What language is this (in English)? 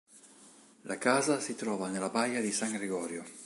Italian